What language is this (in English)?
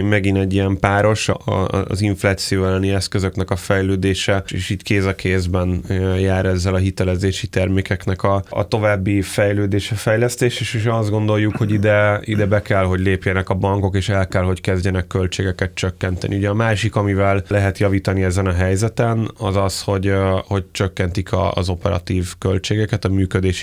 Hungarian